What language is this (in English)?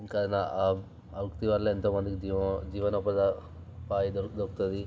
Telugu